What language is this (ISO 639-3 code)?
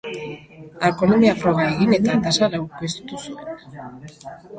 eus